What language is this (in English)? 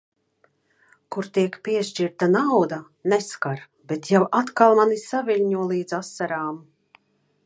Latvian